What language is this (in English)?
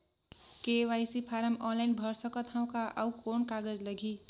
Chhattisgarhi